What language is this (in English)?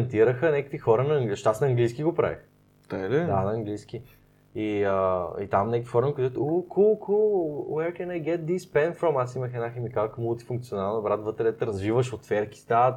Bulgarian